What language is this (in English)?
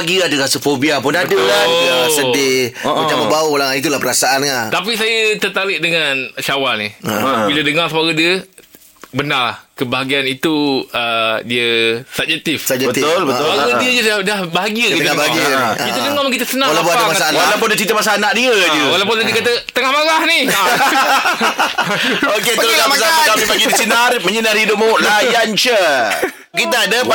Malay